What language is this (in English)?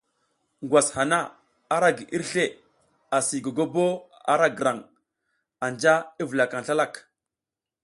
South Giziga